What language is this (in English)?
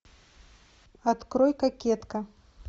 Russian